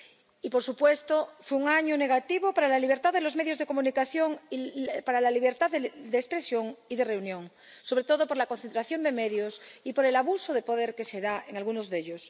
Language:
Spanish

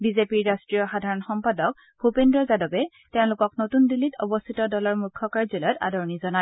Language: Assamese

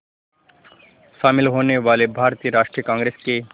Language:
Hindi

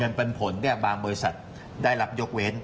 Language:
Thai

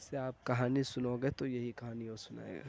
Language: Urdu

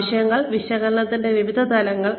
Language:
Malayalam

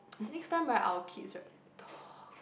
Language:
English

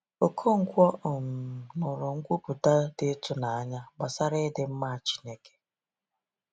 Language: Igbo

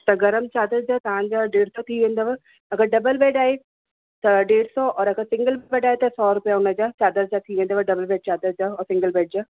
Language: Sindhi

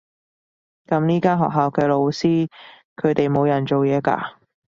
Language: Cantonese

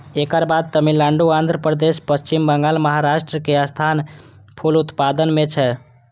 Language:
Maithili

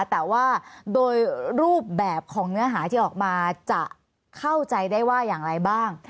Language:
Thai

